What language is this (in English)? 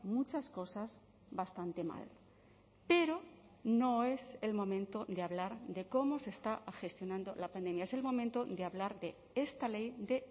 Spanish